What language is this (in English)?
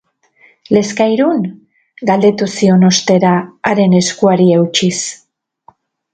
Basque